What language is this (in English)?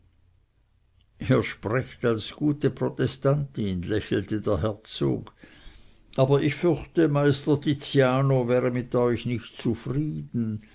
German